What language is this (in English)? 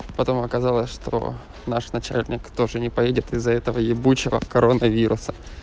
Russian